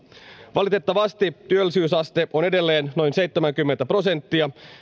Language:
Finnish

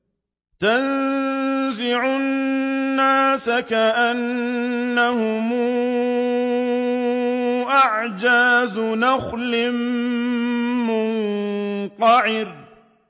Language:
Arabic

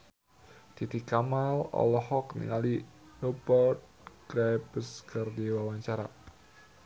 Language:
Sundanese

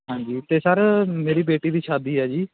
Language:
Punjabi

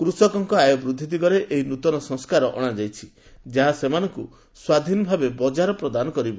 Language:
Odia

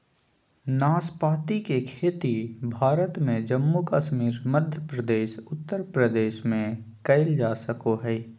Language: Magahi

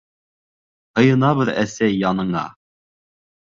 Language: Bashkir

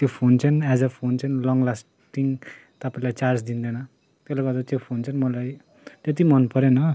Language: Nepali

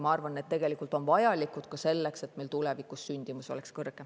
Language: Estonian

